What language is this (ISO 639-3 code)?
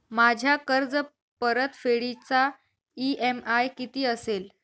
mar